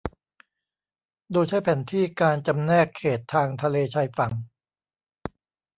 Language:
Thai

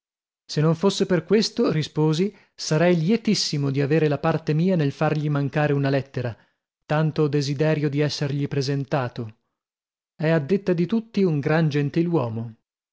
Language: Italian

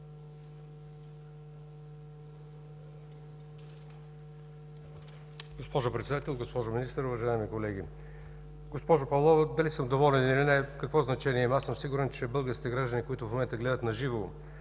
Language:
Bulgarian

